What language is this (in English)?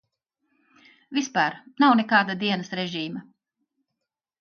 Latvian